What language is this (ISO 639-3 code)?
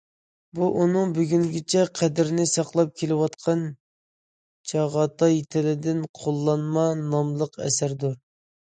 uig